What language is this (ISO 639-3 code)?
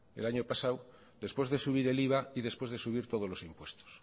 spa